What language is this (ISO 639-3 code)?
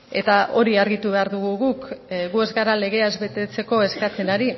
eus